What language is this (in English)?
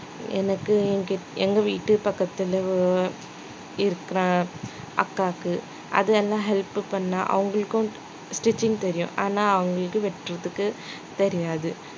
Tamil